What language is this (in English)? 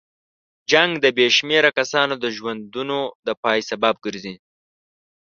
Pashto